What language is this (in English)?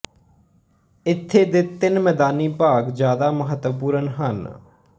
Punjabi